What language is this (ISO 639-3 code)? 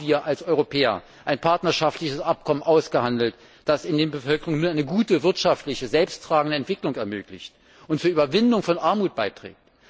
deu